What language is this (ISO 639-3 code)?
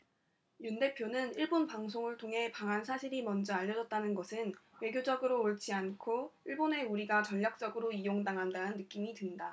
kor